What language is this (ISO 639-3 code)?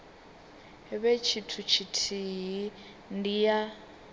ven